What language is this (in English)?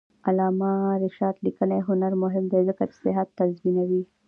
Pashto